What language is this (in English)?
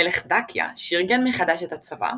Hebrew